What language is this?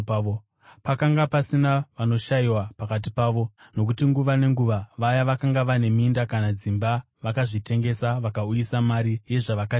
Shona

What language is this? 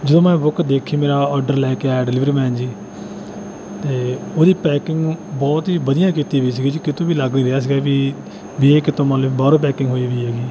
Punjabi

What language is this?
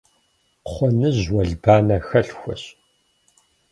Kabardian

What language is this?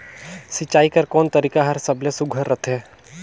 Chhattisgarhi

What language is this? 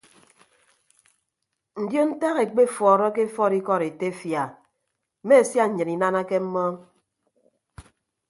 Ibibio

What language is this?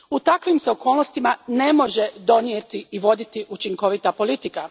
Croatian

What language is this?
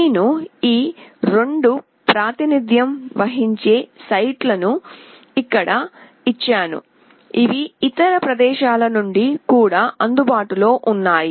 Telugu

